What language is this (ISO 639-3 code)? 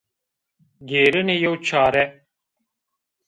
zza